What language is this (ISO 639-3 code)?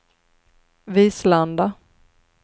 swe